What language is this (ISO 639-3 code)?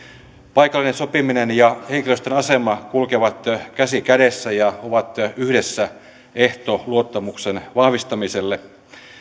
fin